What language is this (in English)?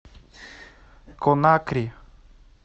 Russian